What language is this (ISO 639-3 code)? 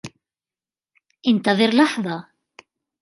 ara